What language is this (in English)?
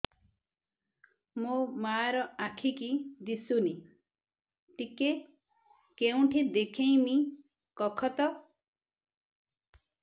Odia